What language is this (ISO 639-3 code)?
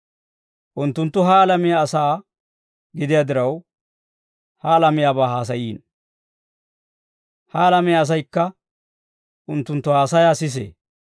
dwr